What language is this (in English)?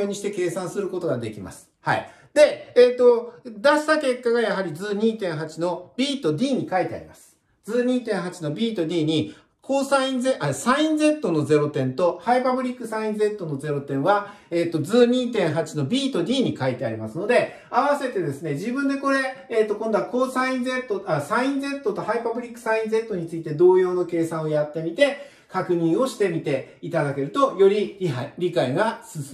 Japanese